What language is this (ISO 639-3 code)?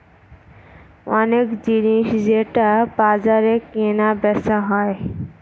ben